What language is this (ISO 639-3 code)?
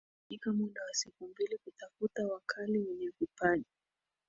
swa